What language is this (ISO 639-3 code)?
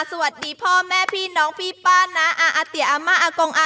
tha